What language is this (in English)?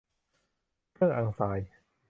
Thai